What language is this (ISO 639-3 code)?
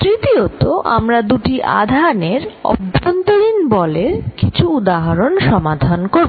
ben